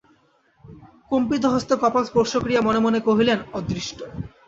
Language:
Bangla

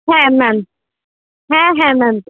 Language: Bangla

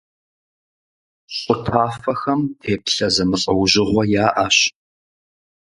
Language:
Kabardian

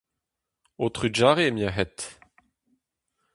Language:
Breton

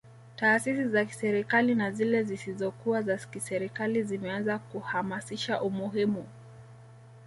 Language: Swahili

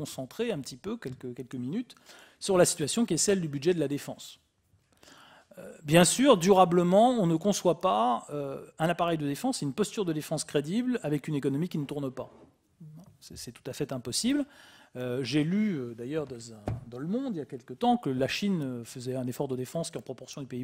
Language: French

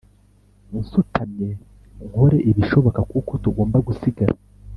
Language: Kinyarwanda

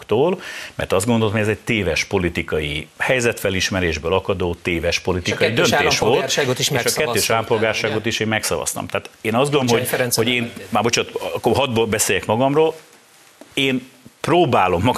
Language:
Hungarian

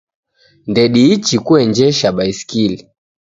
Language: Taita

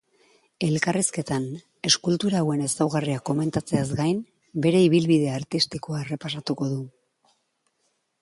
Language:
Basque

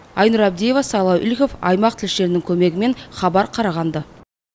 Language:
Kazakh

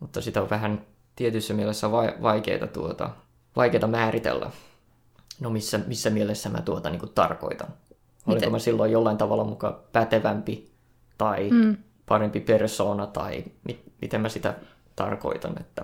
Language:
Finnish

